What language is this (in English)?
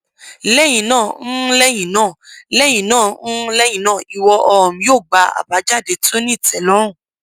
Yoruba